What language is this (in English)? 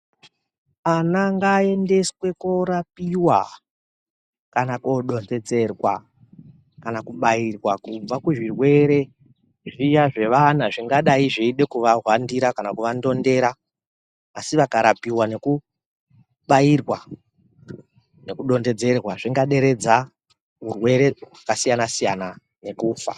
Ndau